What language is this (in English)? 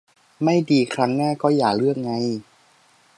Thai